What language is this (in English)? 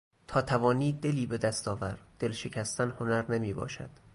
Persian